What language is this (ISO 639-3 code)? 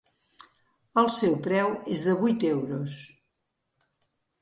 cat